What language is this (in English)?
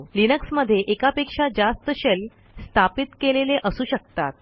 Marathi